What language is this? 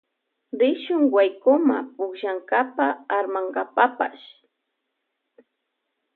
Loja Highland Quichua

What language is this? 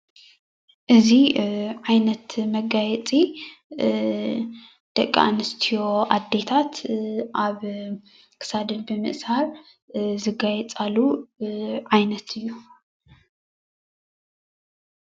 Tigrinya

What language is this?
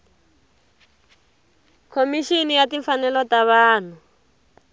Tsonga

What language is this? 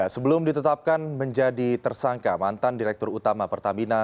Indonesian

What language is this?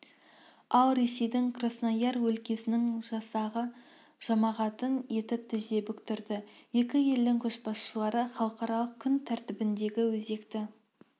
Kazakh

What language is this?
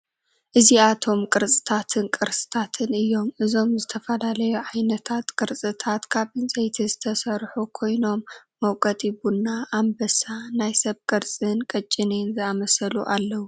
Tigrinya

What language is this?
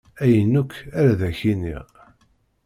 Kabyle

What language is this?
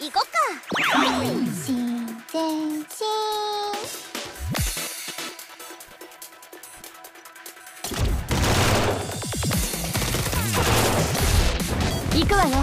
Japanese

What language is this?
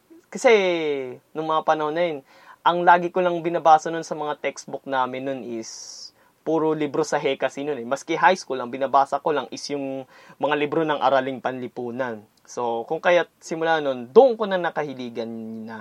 Filipino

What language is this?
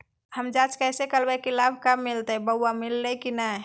Magahi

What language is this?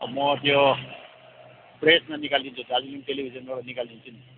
Nepali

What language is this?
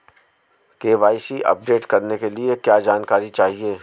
Hindi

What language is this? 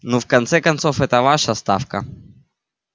Russian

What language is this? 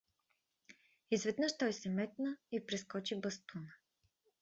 Bulgarian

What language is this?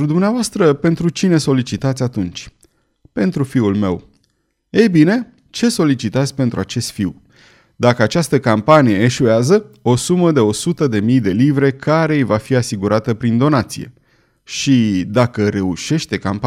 Romanian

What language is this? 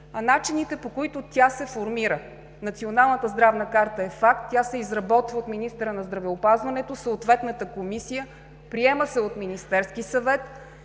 Bulgarian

